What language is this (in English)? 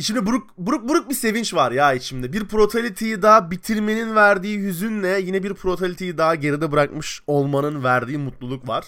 Turkish